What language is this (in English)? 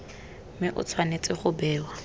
Tswana